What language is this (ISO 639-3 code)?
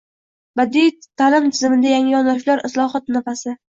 uzb